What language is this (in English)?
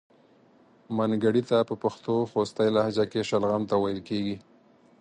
Pashto